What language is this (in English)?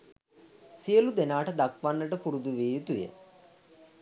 Sinhala